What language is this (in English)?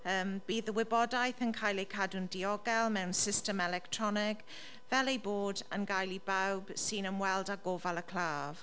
Welsh